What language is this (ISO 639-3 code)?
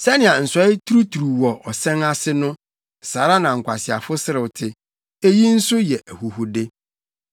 aka